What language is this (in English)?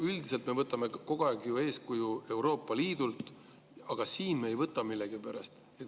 Estonian